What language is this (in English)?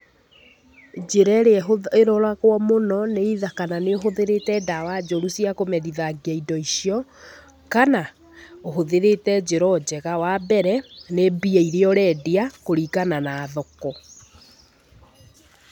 Kikuyu